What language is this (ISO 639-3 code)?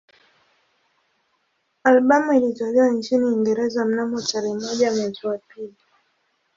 swa